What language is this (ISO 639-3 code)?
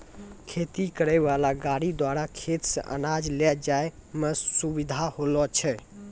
mai